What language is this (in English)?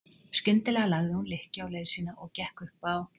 Icelandic